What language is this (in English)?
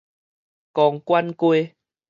Min Nan Chinese